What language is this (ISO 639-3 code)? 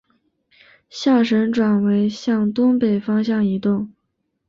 zho